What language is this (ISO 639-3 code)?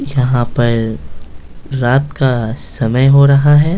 hin